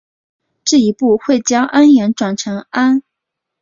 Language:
Chinese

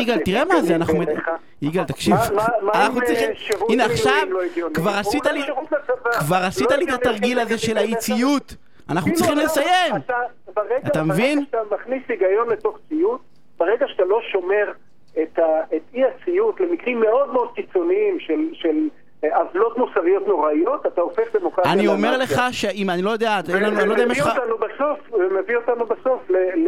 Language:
Hebrew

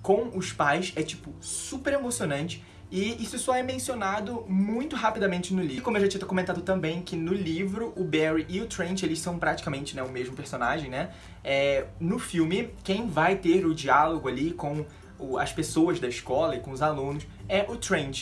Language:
Portuguese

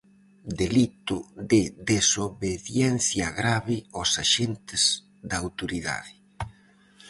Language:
Galician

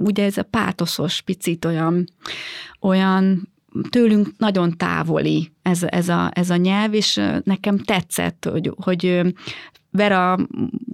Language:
Hungarian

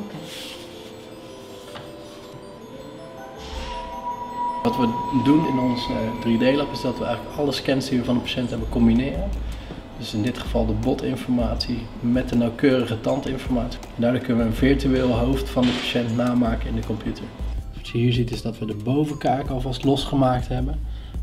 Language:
Dutch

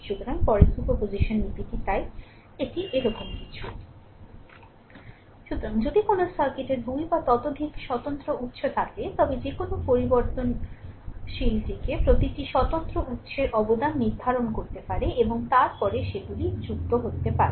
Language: Bangla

